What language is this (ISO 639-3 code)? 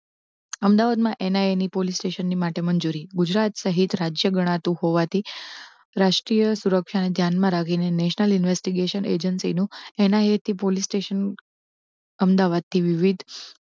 guj